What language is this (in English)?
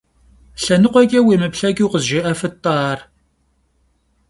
Kabardian